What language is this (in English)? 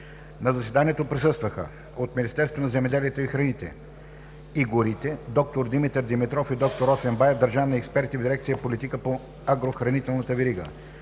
Bulgarian